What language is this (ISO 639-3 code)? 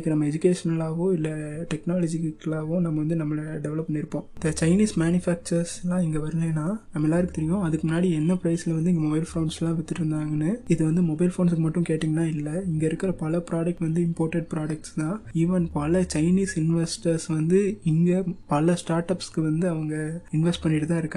tam